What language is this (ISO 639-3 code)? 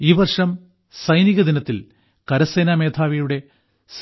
mal